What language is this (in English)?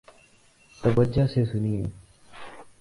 Urdu